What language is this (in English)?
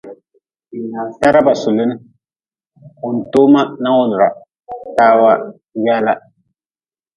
Nawdm